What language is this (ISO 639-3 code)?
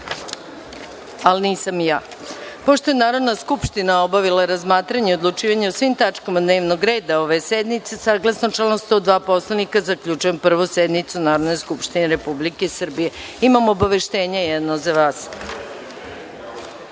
srp